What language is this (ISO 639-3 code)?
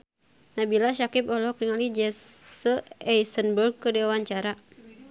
sun